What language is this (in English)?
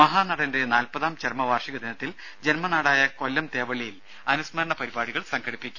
Malayalam